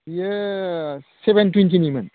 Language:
Bodo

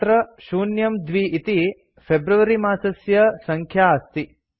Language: Sanskrit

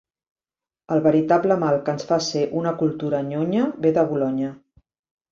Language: Catalan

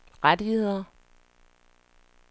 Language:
Danish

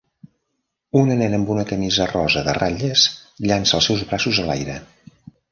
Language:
Catalan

